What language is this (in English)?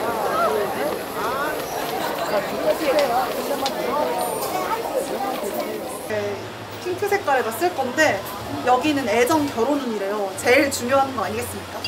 Korean